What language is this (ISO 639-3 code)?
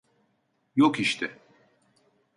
tur